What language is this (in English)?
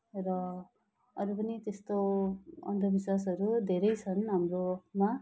Nepali